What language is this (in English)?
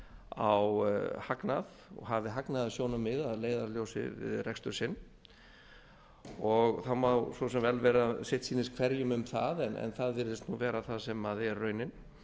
Icelandic